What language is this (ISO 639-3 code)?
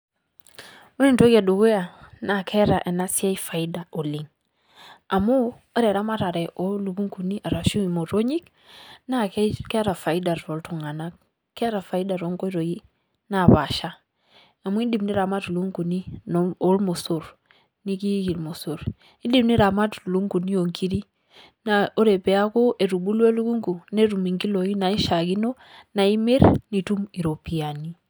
mas